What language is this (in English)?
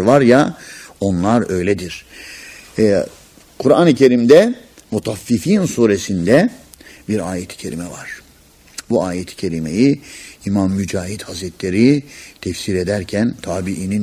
Turkish